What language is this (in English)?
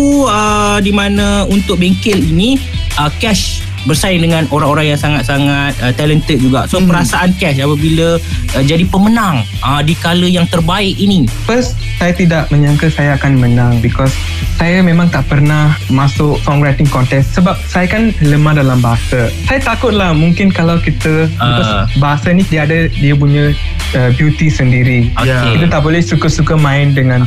Malay